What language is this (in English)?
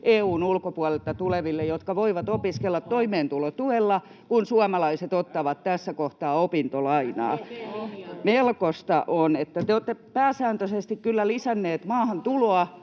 Finnish